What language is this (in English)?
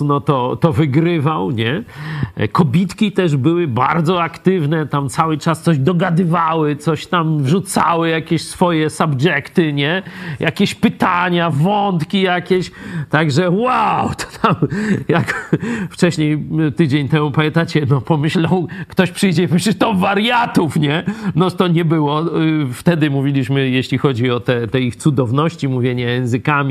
Polish